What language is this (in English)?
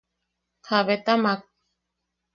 Yaqui